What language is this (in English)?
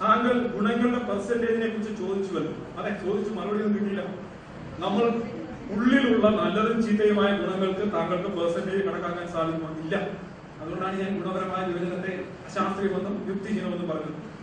Malayalam